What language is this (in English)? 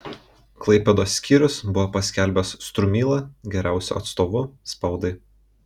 Lithuanian